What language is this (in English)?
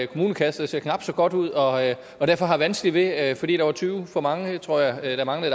Danish